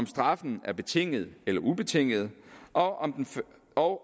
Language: Danish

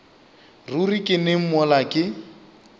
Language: Northern Sotho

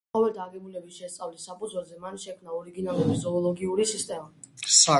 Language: Georgian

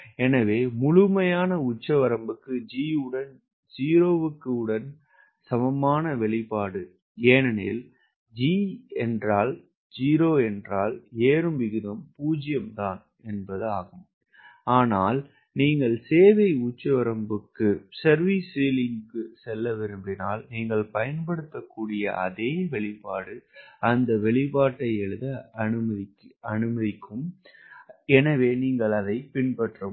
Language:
Tamil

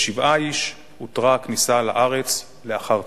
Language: Hebrew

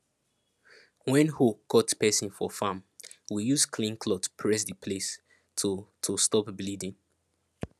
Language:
Nigerian Pidgin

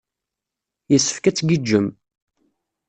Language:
Kabyle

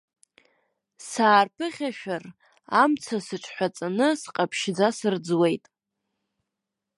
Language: Abkhazian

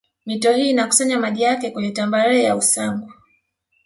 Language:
Swahili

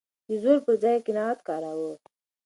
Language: Pashto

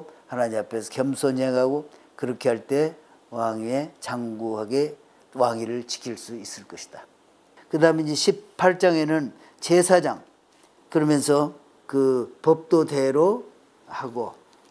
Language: Korean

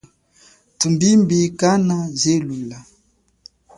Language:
Chokwe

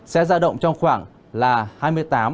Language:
Vietnamese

